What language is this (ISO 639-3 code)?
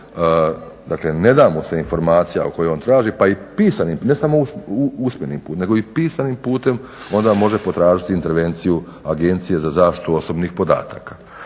hrv